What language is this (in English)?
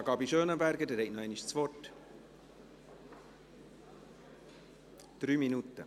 Swiss German